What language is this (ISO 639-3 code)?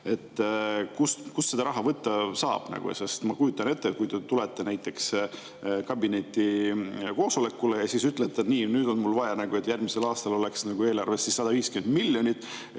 est